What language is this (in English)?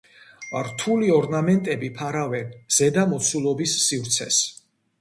Georgian